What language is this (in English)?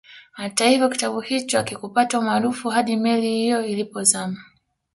Swahili